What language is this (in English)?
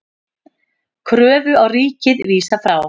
Icelandic